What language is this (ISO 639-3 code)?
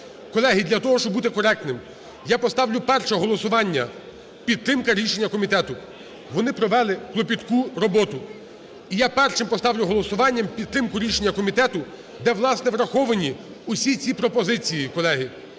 ukr